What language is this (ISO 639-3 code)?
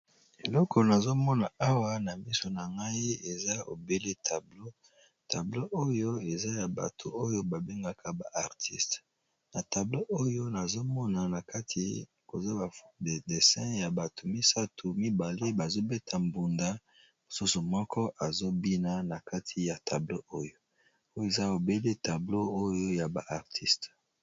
lin